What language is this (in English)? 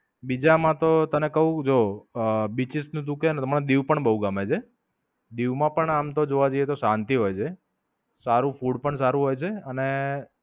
Gujarati